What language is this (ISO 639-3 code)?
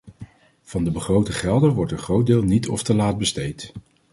nld